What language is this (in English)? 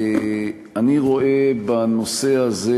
Hebrew